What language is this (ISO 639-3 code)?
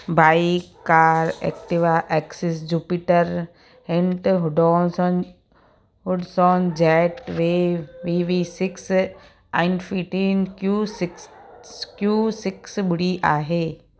snd